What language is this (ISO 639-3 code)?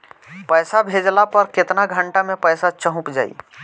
bho